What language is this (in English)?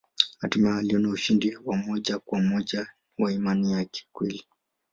Swahili